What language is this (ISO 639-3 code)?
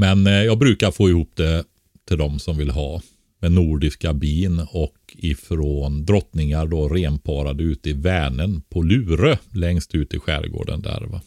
swe